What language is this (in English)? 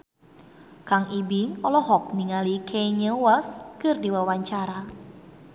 Sundanese